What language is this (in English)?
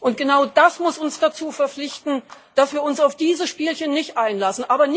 German